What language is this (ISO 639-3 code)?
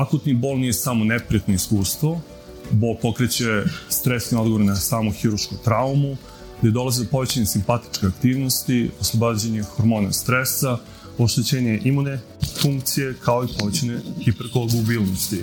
hrv